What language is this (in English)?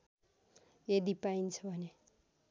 Nepali